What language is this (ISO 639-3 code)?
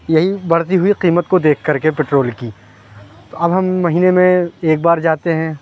urd